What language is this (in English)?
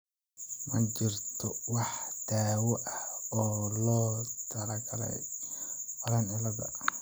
Somali